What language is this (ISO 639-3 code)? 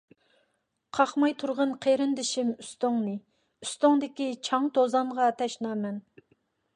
uig